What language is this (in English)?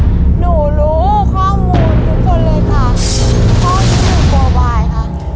Thai